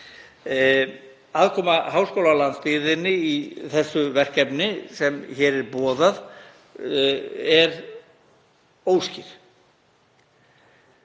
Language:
Icelandic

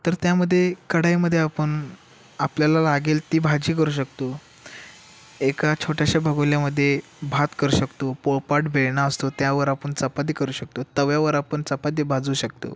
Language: Marathi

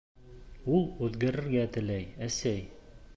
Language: Bashkir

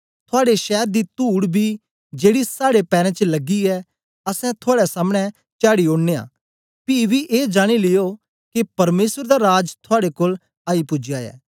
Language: Dogri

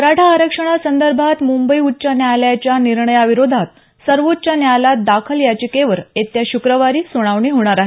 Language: Marathi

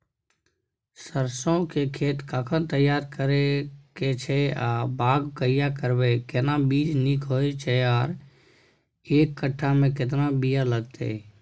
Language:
Maithili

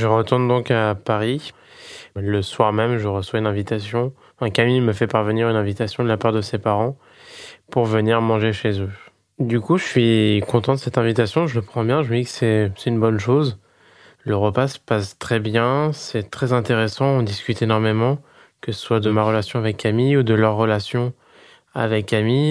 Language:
French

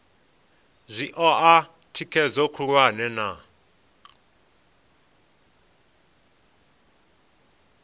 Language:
Venda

